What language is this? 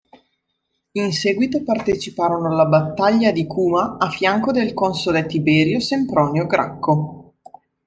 Italian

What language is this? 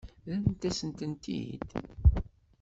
Kabyle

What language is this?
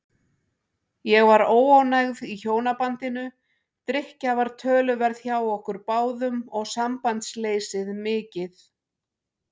Icelandic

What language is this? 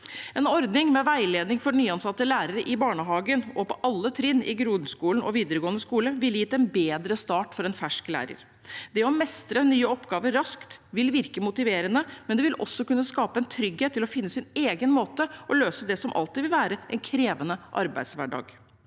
Norwegian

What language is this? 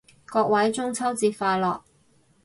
Cantonese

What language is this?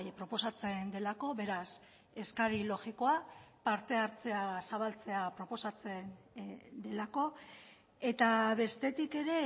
Basque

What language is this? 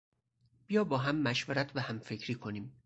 Persian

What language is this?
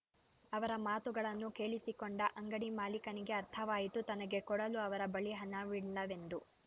Kannada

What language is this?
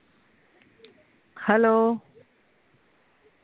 Punjabi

